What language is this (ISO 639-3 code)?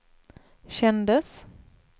swe